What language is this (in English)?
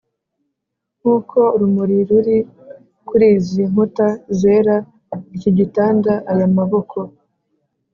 Kinyarwanda